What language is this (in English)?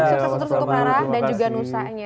Indonesian